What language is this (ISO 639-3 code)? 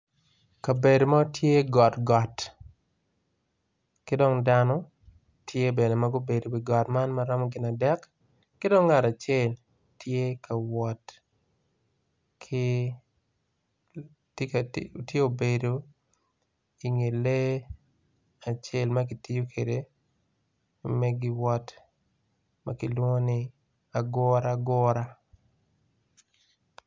ach